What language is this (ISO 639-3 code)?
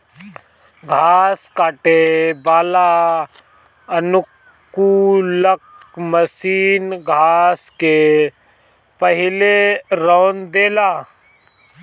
bho